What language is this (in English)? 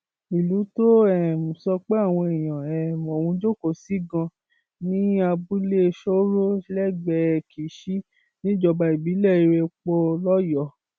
Yoruba